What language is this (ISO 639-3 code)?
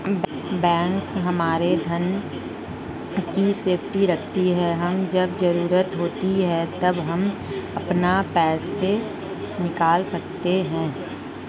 hin